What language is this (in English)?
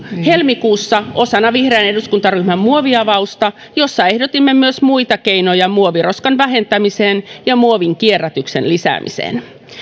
Finnish